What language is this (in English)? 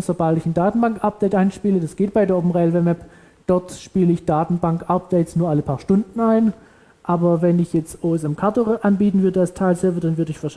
German